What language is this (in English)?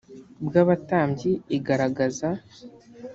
Kinyarwanda